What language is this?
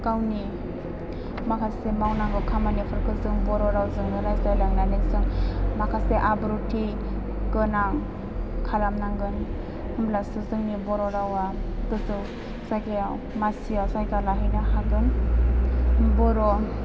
Bodo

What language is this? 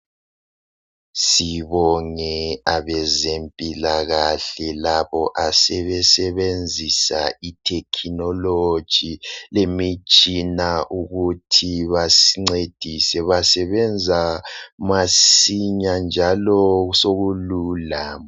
North Ndebele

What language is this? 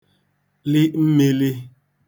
Igbo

